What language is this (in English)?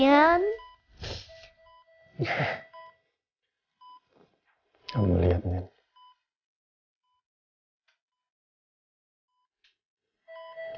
Indonesian